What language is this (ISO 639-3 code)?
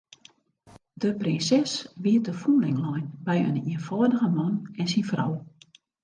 fry